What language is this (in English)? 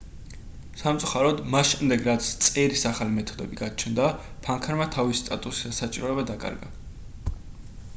Georgian